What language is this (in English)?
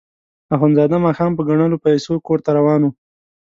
Pashto